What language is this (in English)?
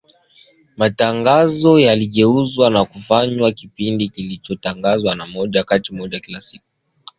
Swahili